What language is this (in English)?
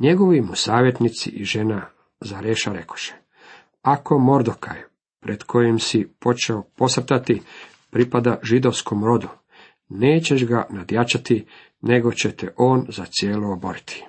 Croatian